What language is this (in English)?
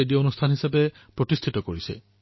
Assamese